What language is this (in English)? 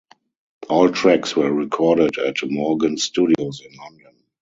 English